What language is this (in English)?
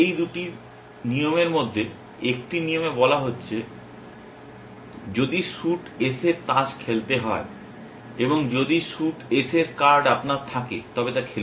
Bangla